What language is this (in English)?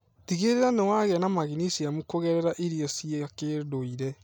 Kikuyu